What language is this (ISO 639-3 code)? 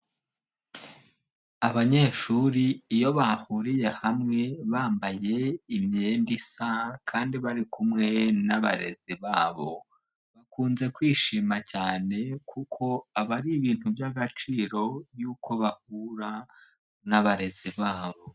kin